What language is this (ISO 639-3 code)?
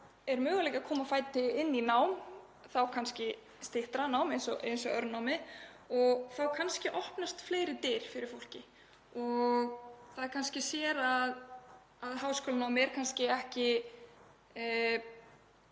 isl